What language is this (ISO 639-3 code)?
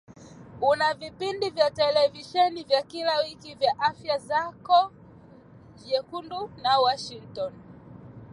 swa